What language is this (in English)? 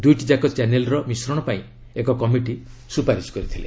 Odia